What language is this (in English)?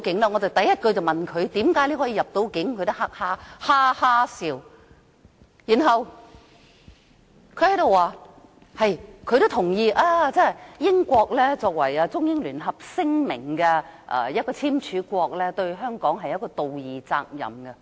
Cantonese